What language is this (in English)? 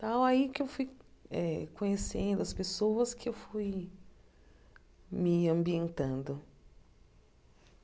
Portuguese